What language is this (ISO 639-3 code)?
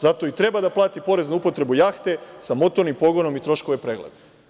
srp